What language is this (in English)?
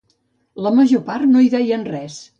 Catalan